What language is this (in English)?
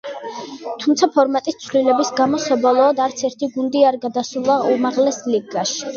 Georgian